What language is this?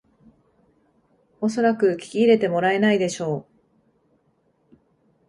Japanese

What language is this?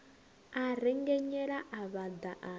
Venda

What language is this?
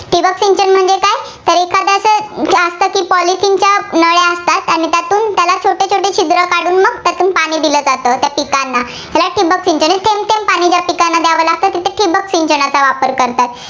Marathi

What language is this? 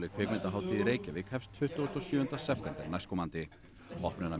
Icelandic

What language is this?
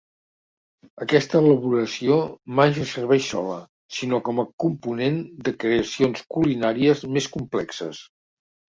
Catalan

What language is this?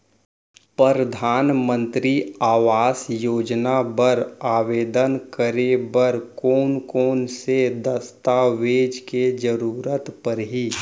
Chhattisgarhi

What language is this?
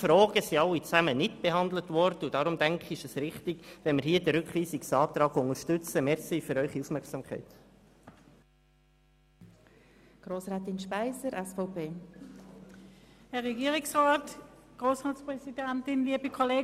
Swiss German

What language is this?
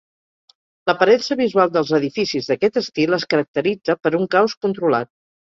Catalan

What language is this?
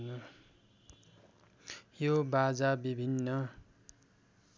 Nepali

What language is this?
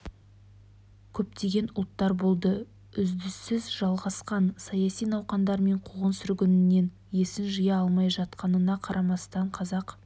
Kazakh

